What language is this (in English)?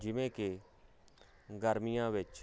Punjabi